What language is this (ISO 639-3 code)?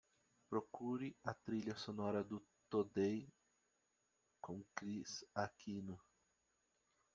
por